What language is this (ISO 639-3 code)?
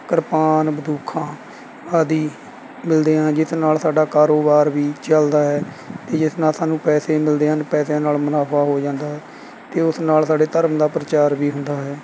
pan